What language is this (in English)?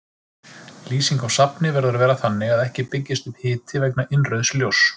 Icelandic